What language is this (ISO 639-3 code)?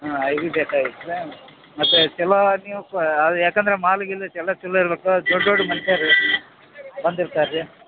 kan